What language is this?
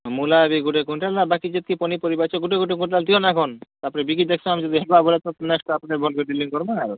Odia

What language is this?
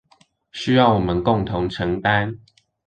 Chinese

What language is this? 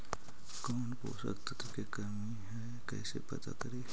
Magahi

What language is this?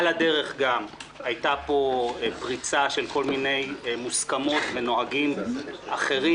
Hebrew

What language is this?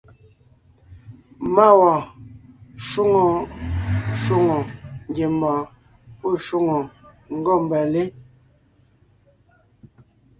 Ngiemboon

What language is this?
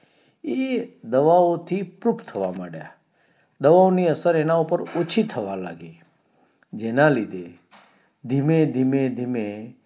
Gujarati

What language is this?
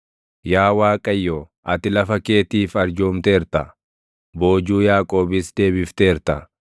Oromo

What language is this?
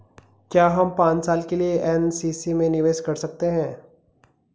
Hindi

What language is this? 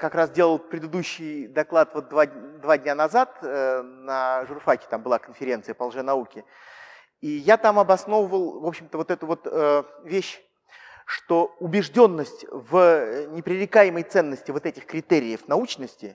Russian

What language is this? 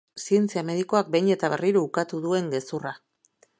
Basque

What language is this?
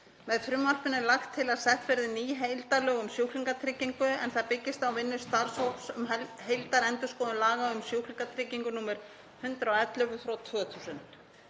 Icelandic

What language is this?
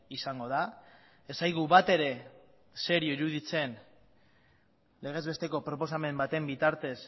Basque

